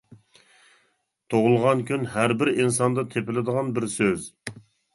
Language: Uyghur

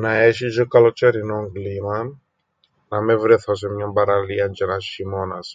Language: Greek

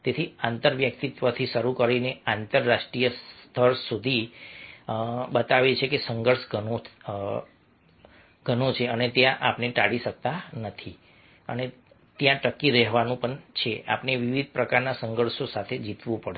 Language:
Gujarati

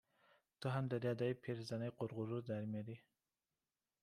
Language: Persian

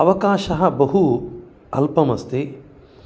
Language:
Sanskrit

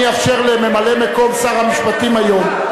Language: Hebrew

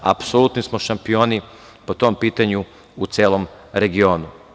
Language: Serbian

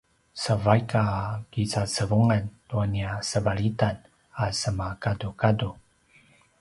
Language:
Paiwan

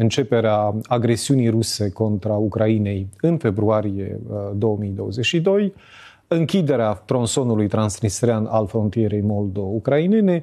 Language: Romanian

